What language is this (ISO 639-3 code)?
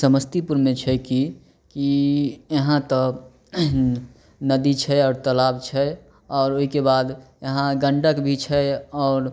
mai